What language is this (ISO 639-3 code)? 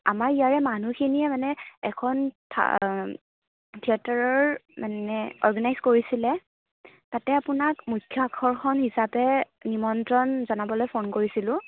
asm